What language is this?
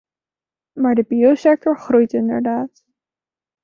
Dutch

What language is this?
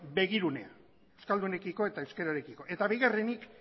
Basque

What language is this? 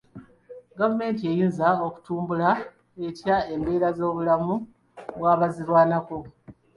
Ganda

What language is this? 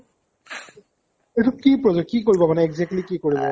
Assamese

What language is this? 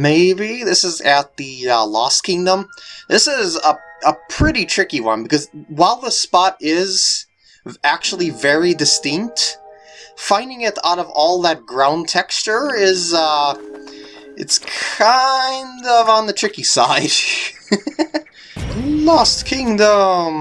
English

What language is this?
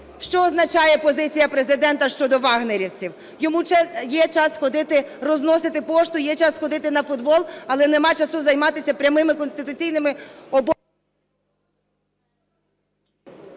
Ukrainian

